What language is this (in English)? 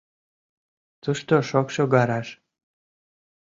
Mari